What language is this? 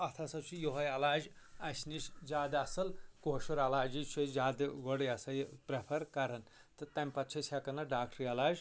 Kashmiri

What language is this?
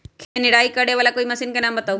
Magahi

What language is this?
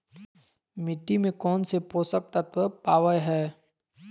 Magahi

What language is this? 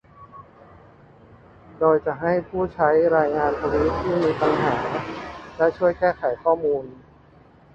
Thai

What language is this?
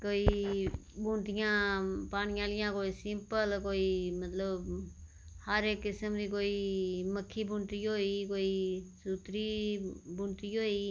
Dogri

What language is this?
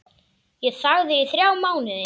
Icelandic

